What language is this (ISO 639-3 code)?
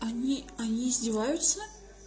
rus